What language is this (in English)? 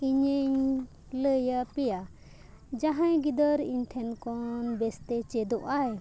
Santali